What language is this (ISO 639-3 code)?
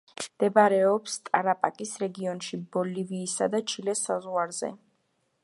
kat